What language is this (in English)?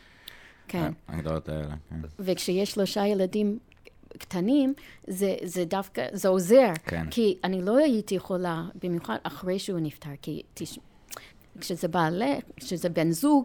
Hebrew